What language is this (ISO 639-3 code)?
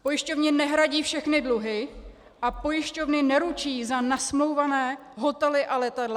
ces